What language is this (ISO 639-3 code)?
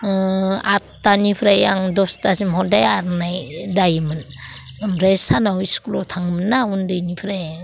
brx